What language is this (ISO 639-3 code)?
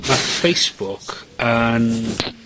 cym